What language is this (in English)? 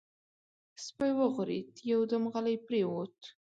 Pashto